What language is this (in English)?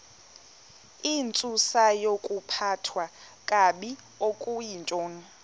Xhosa